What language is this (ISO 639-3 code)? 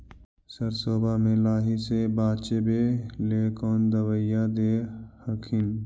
mag